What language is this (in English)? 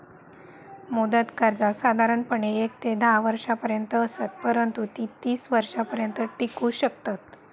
Marathi